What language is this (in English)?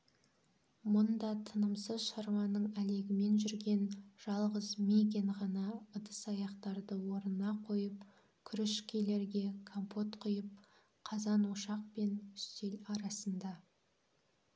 Kazakh